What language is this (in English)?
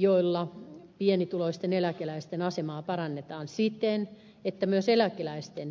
Finnish